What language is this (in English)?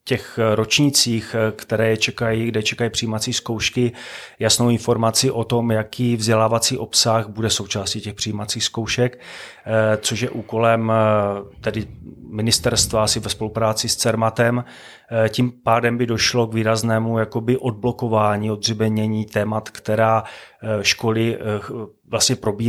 Czech